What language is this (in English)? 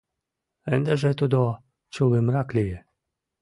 Mari